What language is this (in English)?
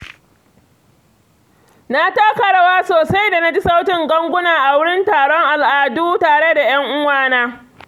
Hausa